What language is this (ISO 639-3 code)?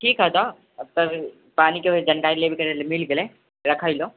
mai